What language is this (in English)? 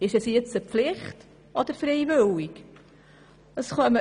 Swiss German